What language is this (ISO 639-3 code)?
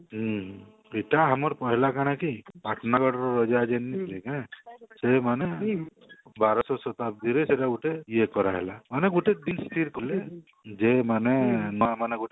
ori